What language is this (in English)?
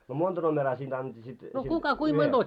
Finnish